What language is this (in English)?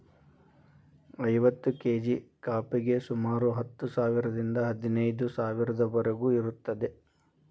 Kannada